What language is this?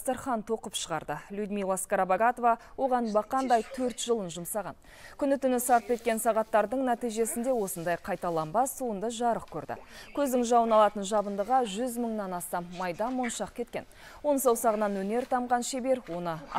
Russian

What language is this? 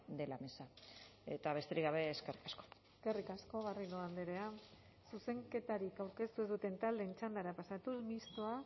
Basque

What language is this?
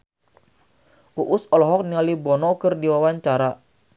Sundanese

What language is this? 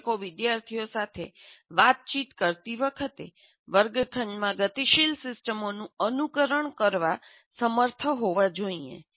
Gujarati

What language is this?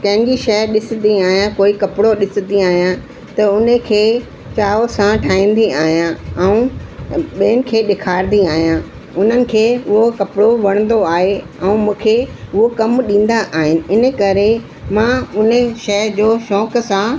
Sindhi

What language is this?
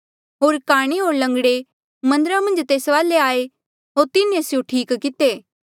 Mandeali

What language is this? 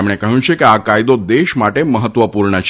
Gujarati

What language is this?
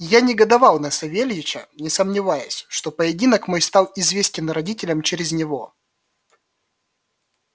Russian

